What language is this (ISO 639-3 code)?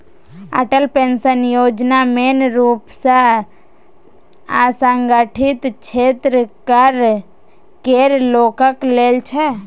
mai